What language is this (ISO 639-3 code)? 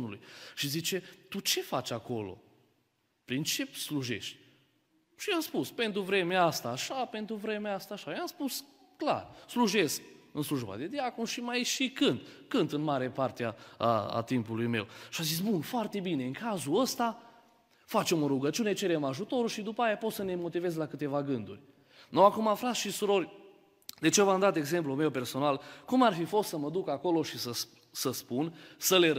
ron